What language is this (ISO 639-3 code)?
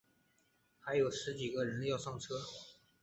zho